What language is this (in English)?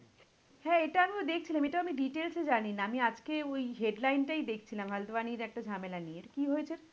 Bangla